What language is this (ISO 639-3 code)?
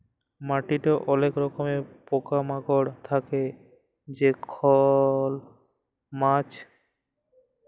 ben